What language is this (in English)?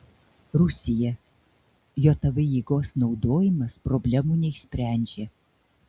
Lithuanian